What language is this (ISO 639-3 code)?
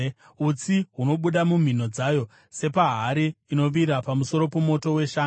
sna